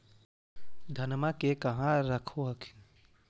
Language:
Magahi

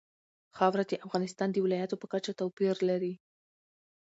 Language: Pashto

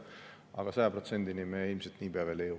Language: Estonian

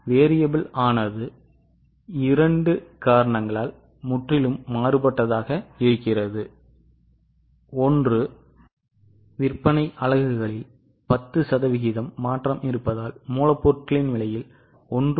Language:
Tamil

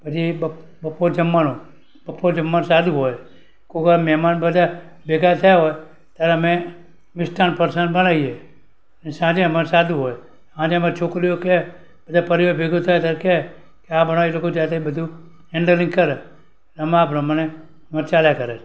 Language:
Gujarati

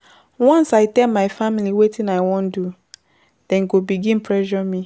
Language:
Nigerian Pidgin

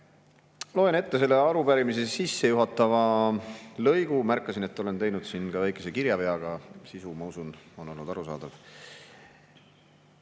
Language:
Estonian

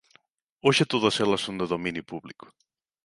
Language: Galician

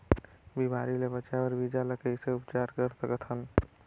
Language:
Chhattisgarhi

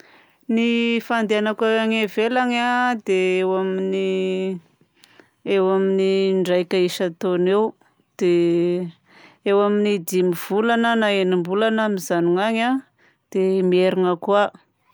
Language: Southern Betsimisaraka Malagasy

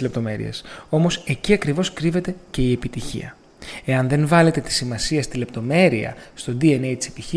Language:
Greek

